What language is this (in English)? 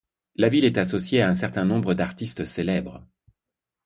French